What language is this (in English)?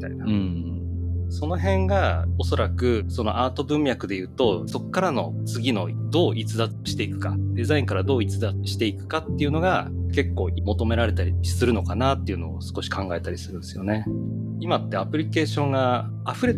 Japanese